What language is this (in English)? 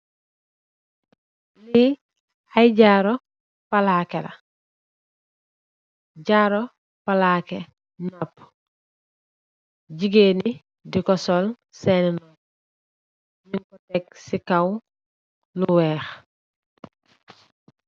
Wolof